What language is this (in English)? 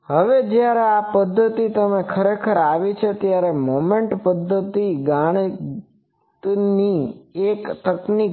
Gujarati